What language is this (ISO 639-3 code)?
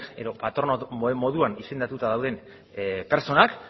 eus